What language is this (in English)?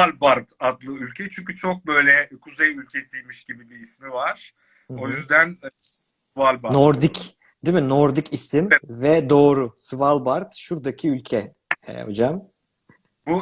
Turkish